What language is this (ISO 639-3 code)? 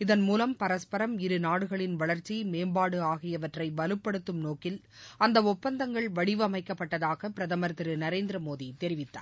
tam